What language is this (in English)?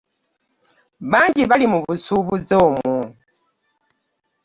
Ganda